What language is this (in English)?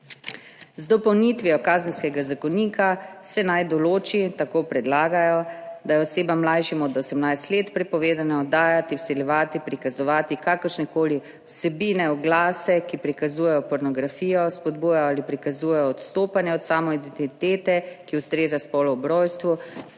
Slovenian